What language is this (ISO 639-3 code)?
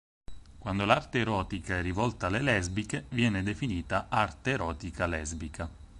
ita